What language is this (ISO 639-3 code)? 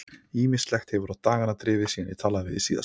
isl